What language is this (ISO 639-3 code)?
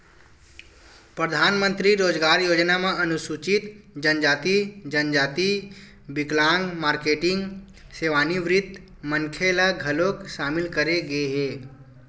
hne